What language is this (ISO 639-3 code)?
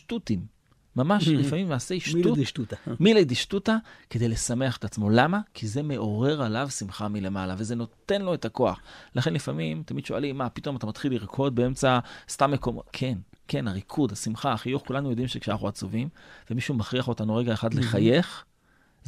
heb